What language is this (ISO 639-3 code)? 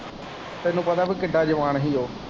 pan